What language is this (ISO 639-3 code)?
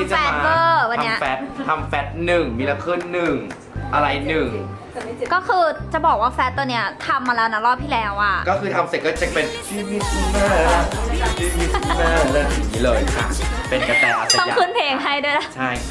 tha